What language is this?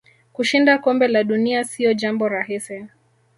Swahili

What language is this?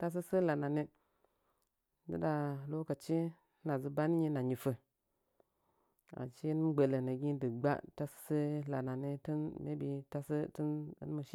Nzanyi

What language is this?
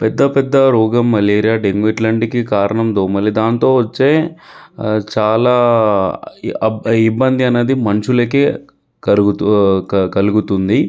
Telugu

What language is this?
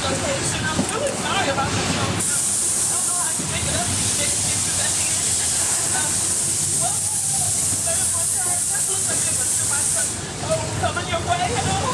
German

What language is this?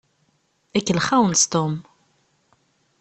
Kabyle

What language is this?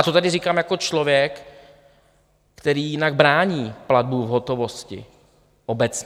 Czech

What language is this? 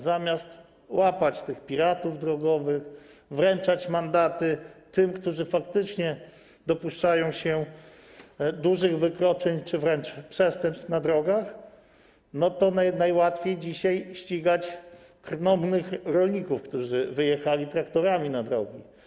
Polish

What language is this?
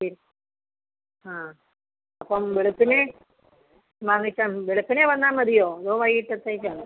Malayalam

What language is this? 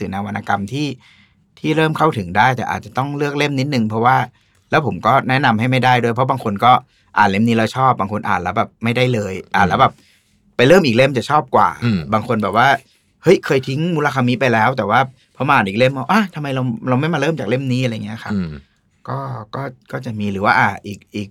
Thai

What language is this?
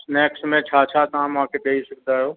Sindhi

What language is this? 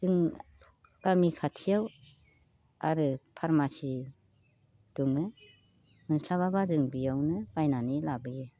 Bodo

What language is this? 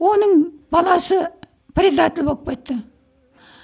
Kazakh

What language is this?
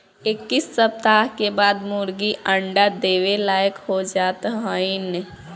Bhojpuri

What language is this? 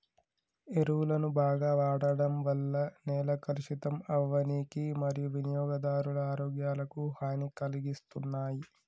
Telugu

